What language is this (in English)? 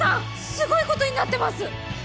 Japanese